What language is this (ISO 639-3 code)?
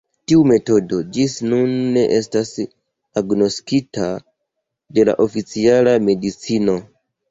epo